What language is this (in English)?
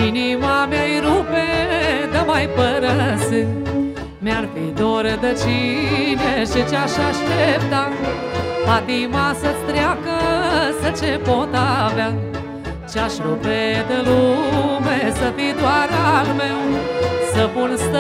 Romanian